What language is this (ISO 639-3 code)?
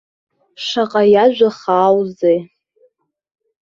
abk